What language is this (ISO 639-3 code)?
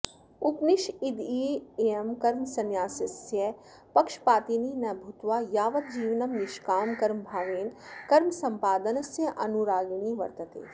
san